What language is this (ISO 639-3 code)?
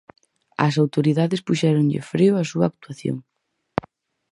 glg